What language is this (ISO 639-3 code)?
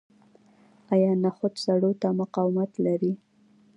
pus